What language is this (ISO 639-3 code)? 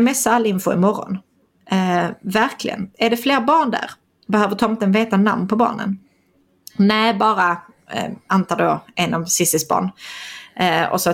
swe